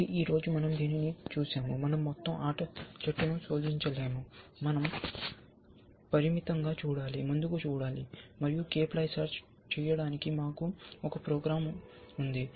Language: Telugu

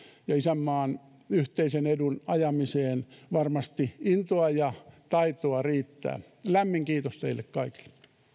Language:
Finnish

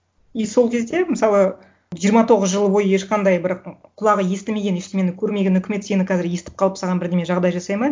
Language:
Kazakh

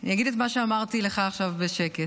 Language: Hebrew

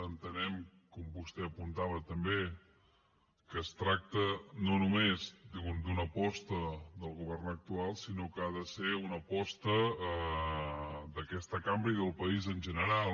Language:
Catalan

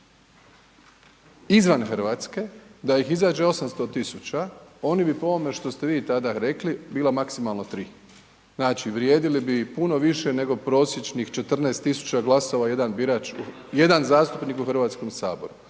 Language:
Croatian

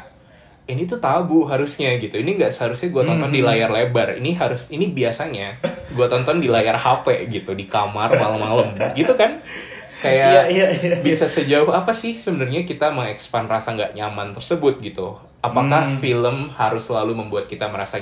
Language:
Indonesian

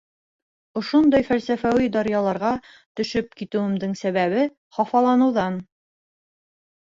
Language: Bashkir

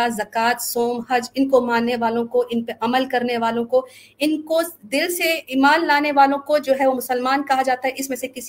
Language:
Urdu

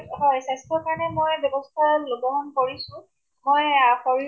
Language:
Assamese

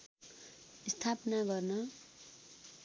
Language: Nepali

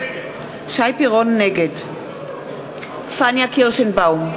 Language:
Hebrew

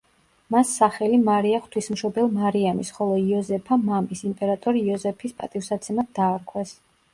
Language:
Georgian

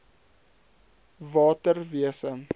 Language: Afrikaans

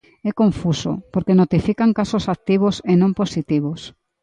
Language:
Galician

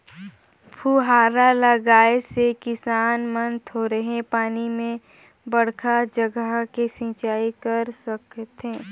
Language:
Chhattisgarhi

